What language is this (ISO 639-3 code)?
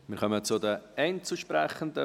gsw